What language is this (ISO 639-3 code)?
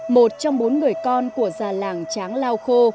vie